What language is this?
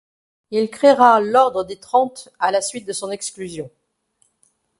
French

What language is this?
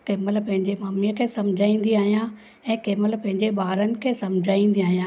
Sindhi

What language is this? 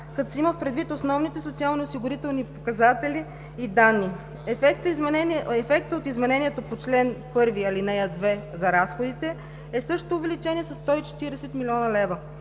Bulgarian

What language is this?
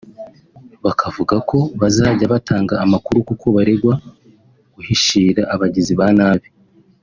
Kinyarwanda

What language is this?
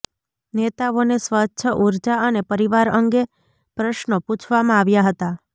Gujarati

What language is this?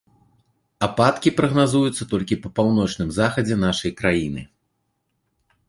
Belarusian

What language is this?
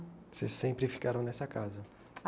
Portuguese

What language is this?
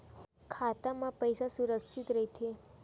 Chhattisgarhi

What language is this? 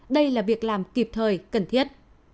Vietnamese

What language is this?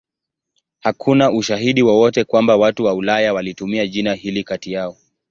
Swahili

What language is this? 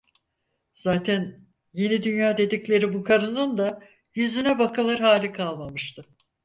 Turkish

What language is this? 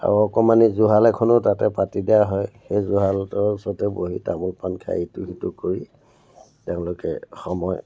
Assamese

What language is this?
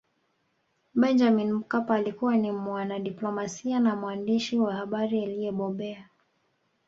Swahili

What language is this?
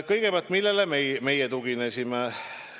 Estonian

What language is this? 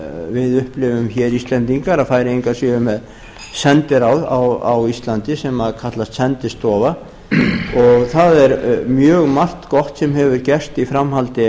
Icelandic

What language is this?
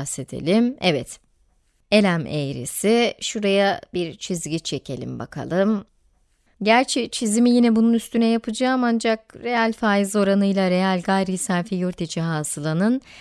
Turkish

